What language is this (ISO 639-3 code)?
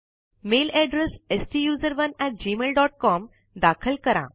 mar